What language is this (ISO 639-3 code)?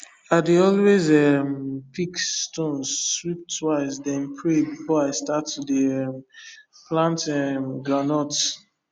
pcm